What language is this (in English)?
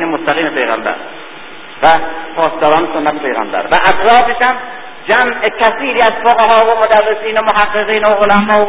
Persian